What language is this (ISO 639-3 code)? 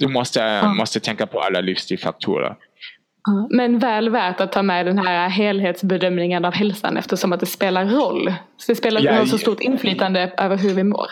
swe